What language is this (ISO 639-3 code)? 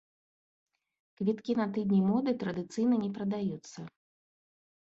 bel